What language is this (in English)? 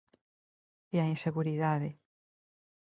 Galician